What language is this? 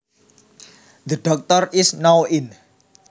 Javanese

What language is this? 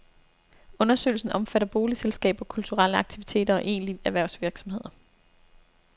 Danish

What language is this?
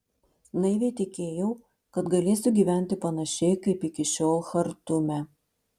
Lithuanian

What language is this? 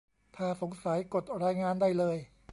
Thai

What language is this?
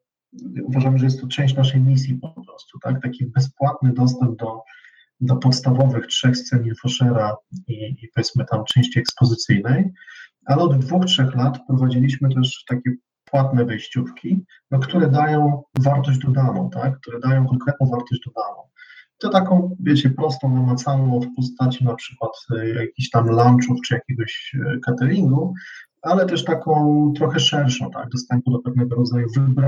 Polish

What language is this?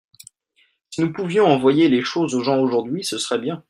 French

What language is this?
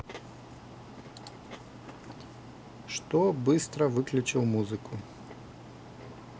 Russian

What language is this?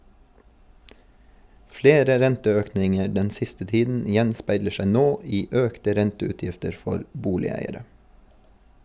Norwegian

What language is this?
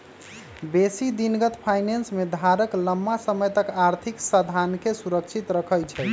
Magahi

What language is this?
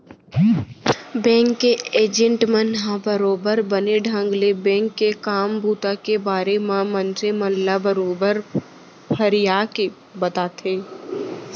Chhattisgarhi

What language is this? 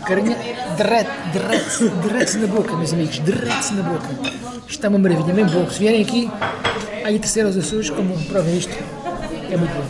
Portuguese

